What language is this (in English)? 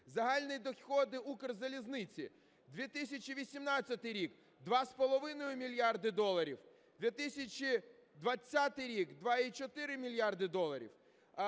Ukrainian